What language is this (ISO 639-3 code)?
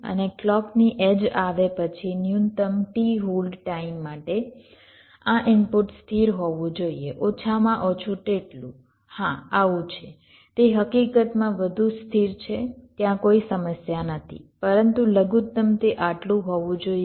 guj